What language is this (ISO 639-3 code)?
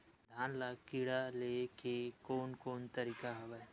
hne